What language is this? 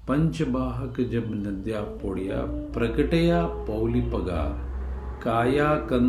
Hindi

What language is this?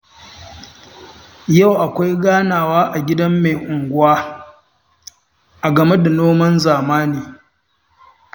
Hausa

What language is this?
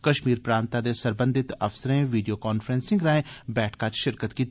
Dogri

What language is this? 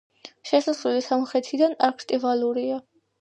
Georgian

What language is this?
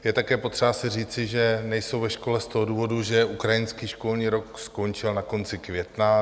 Czech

